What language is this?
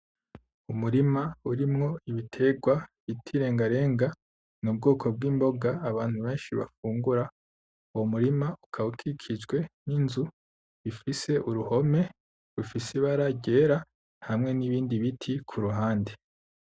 Rundi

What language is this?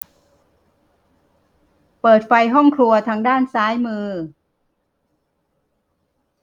Thai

